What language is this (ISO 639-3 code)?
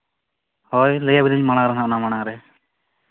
sat